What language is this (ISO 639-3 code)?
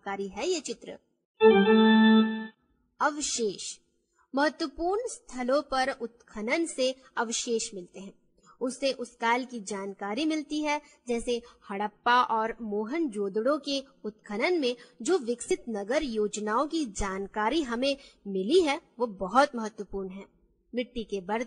hin